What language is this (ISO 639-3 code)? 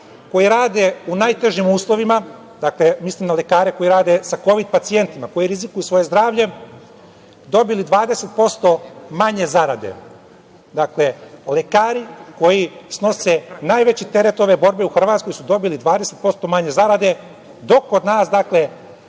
srp